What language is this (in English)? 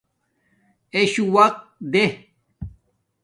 Domaaki